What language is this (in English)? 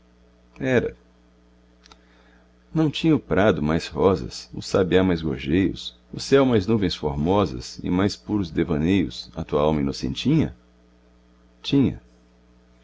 Portuguese